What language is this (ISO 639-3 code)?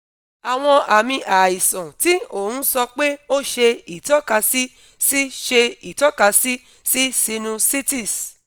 yor